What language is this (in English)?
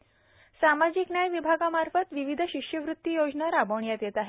Marathi